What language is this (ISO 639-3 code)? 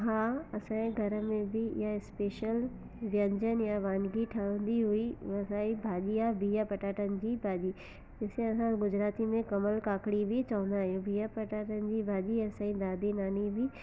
snd